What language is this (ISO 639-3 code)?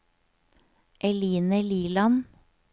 nor